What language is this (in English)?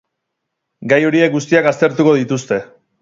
Basque